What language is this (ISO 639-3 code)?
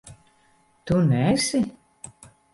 lav